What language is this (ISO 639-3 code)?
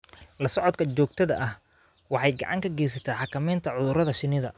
som